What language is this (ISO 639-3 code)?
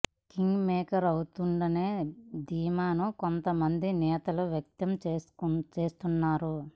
tel